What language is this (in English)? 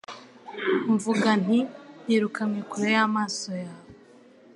Kinyarwanda